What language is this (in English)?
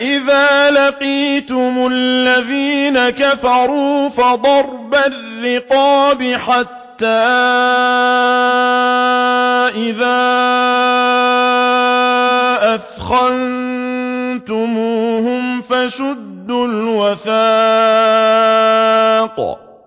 Arabic